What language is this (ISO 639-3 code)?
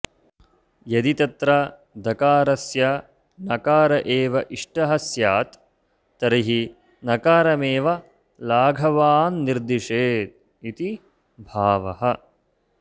san